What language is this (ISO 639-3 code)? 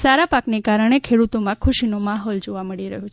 guj